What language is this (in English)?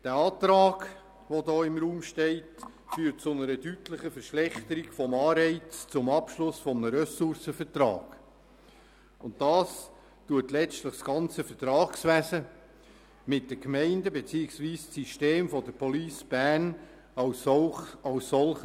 Swiss German